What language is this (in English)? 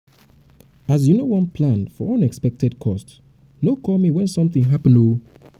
Nigerian Pidgin